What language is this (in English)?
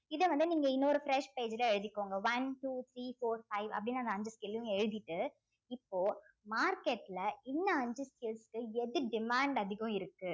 Tamil